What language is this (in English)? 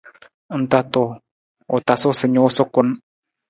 Nawdm